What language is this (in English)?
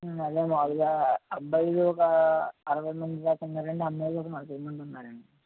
Telugu